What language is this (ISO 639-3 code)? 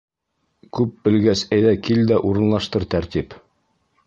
bak